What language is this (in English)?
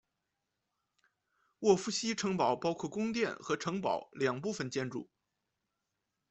Chinese